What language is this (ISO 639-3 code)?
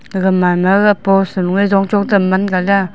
nnp